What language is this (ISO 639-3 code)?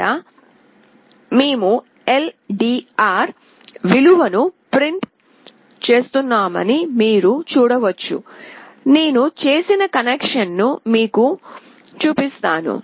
tel